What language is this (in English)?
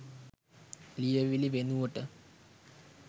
Sinhala